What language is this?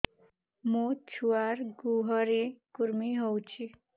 Odia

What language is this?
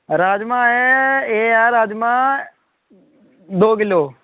Dogri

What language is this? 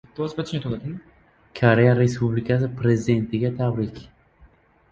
Uzbek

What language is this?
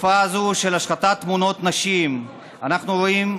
Hebrew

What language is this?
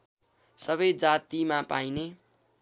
Nepali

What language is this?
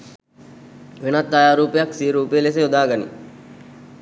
Sinhala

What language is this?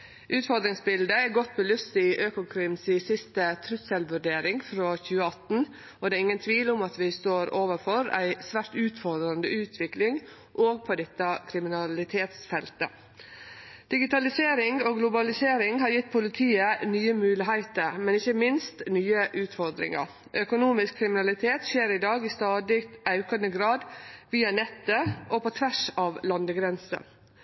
Norwegian Nynorsk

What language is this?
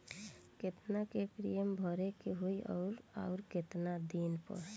Bhojpuri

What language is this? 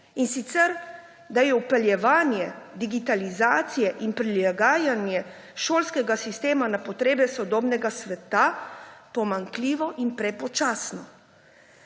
Slovenian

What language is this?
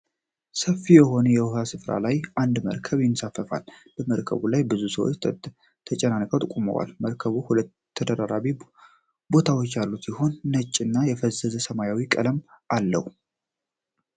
Amharic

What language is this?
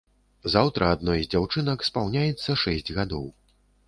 Belarusian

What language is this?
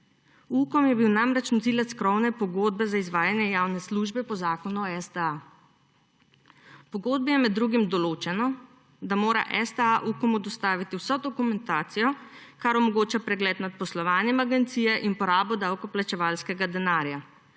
Slovenian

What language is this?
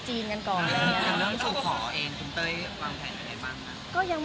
Thai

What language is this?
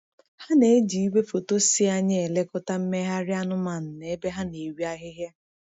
Igbo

